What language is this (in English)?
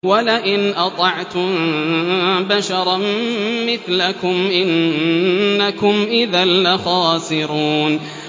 Arabic